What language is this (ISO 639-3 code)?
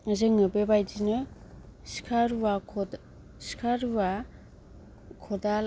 brx